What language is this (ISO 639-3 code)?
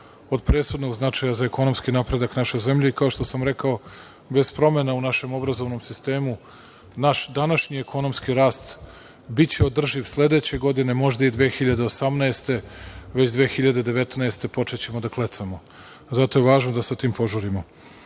srp